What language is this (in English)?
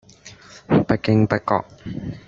Cantonese